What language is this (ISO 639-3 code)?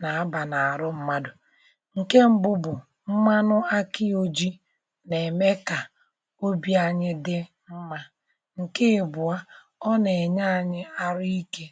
ibo